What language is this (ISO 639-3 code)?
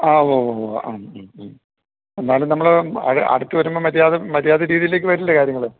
mal